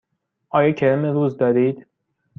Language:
Persian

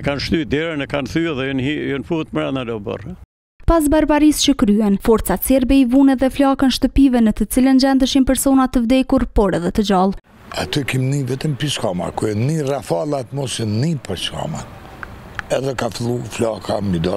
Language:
Romanian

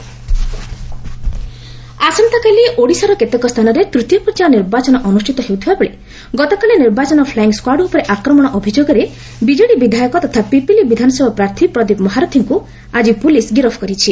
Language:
Odia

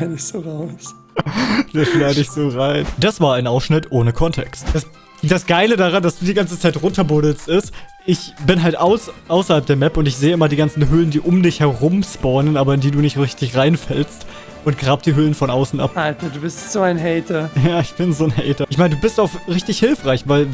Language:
German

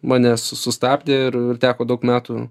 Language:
Lithuanian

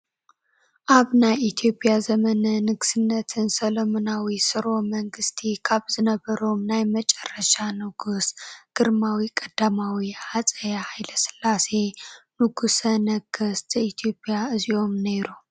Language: Tigrinya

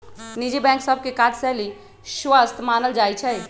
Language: Magahi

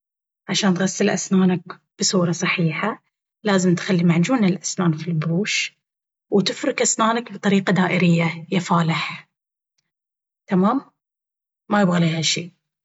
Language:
Baharna Arabic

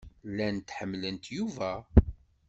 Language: Kabyle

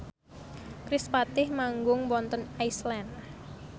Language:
Javanese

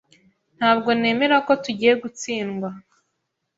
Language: Kinyarwanda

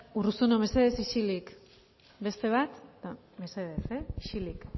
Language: Basque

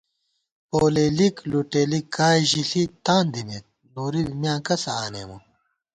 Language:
Gawar-Bati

